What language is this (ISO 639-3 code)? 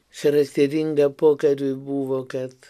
lit